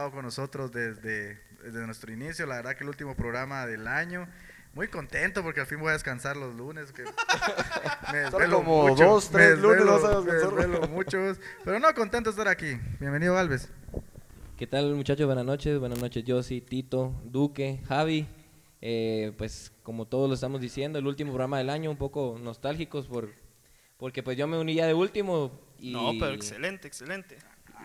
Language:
Spanish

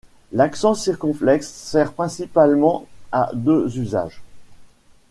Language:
French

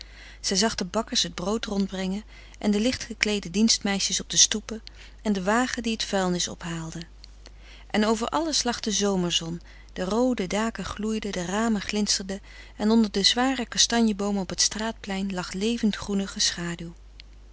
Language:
Dutch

